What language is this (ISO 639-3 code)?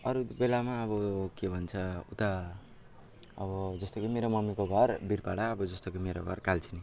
nep